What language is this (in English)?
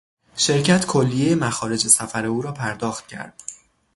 Persian